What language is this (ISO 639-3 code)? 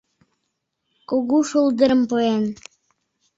chm